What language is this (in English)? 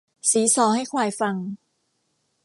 Thai